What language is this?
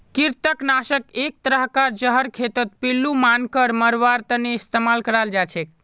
Magahi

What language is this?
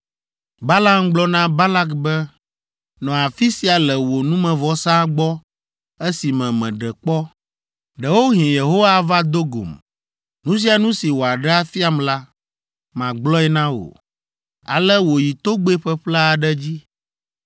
Ewe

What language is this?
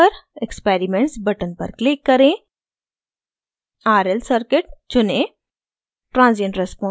Hindi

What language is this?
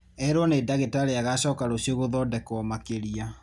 Kikuyu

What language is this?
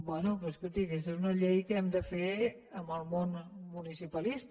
Catalan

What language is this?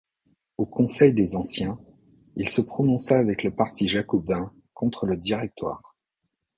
French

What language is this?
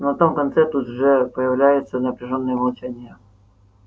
Russian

